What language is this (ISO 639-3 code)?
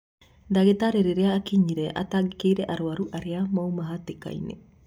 kik